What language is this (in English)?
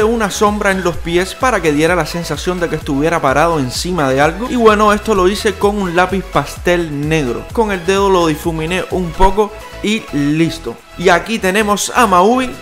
Spanish